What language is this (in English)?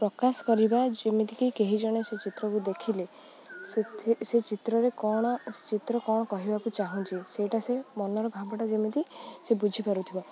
Odia